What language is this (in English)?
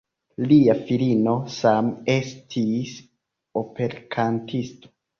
Esperanto